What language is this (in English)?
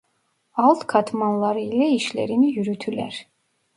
Turkish